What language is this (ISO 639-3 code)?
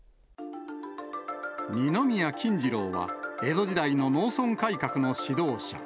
jpn